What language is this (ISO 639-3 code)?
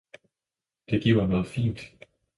dan